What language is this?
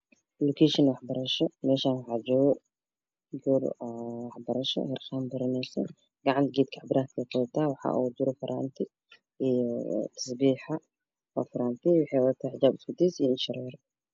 Somali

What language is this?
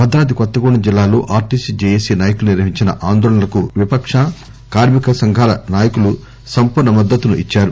Telugu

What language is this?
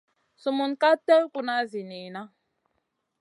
Masana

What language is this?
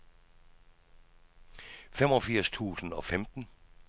Danish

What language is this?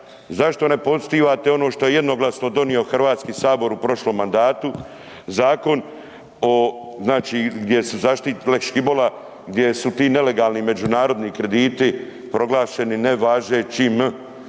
Croatian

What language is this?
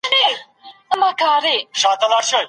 Pashto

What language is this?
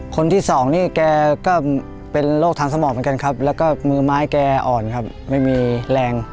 Thai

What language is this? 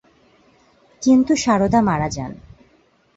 Bangla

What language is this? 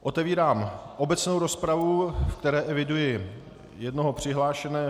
Czech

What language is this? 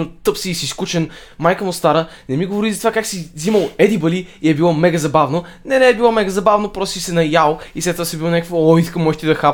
Bulgarian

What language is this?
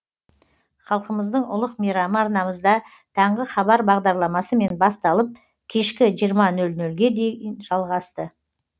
Kazakh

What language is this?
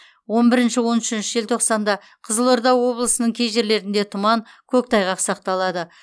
Kazakh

